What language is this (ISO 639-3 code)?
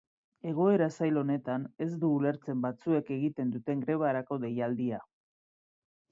eus